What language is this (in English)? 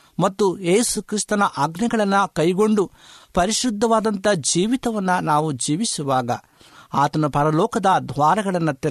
Kannada